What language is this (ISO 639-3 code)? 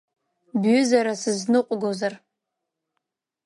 abk